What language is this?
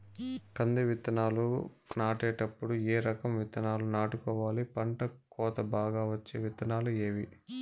Telugu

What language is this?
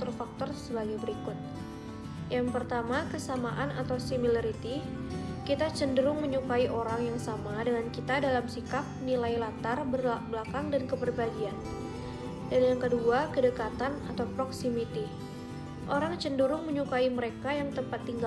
Indonesian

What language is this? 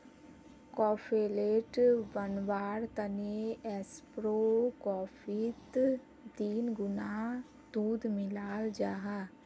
Magahi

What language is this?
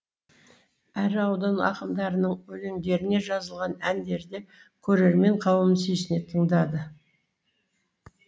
Kazakh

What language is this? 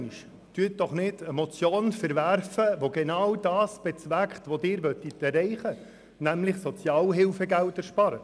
Swiss German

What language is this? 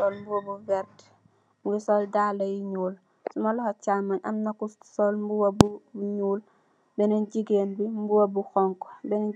Wolof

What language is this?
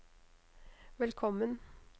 Norwegian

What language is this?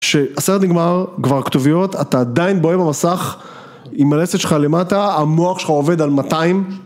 Hebrew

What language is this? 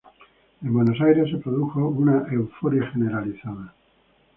Spanish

